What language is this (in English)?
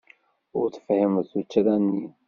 Kabyle